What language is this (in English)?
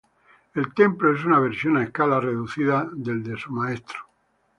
Spanish